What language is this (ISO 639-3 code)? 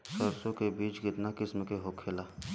bho